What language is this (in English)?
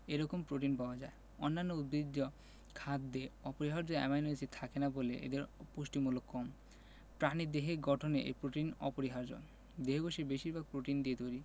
Bangla